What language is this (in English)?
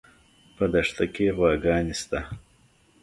Pashto